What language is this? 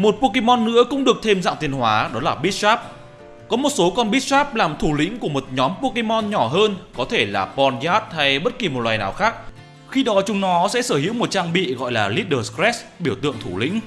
Vietnamese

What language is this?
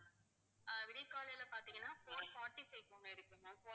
Tamil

